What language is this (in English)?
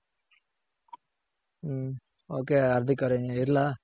Kannada